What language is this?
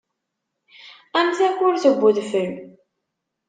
Kabyle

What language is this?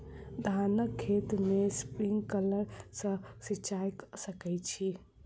Maithili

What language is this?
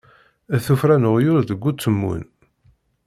Kabyle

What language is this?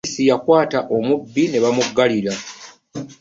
Ganda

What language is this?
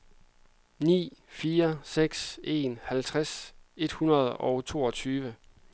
Danish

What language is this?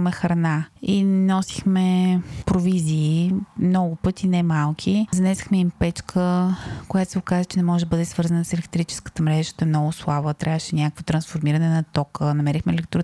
Bulgarian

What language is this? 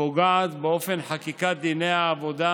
Hebrew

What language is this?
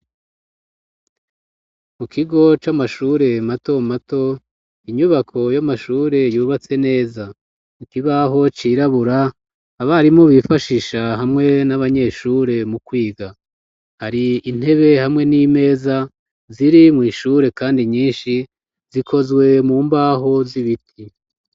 Rundi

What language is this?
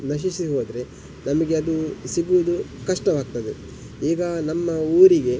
Kannada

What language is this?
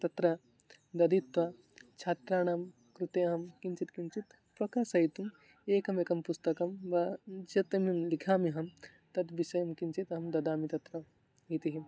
Sanskrit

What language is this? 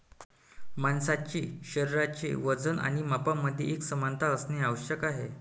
Marathi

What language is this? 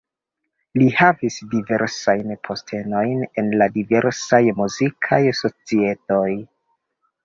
Esperanto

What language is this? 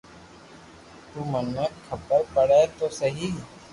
Loarki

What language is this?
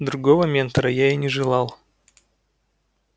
Russian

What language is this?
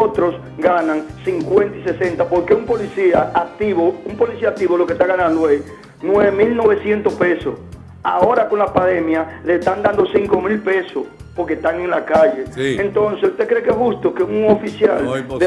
Spanish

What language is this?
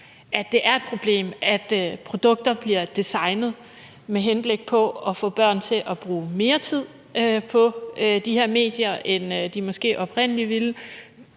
Danish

